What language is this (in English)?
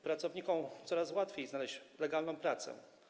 Polish